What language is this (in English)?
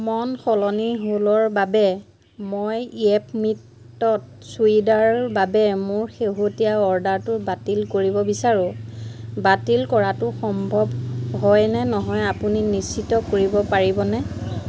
Assamese